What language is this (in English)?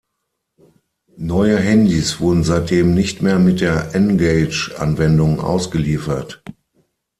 German